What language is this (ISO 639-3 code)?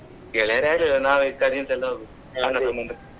kan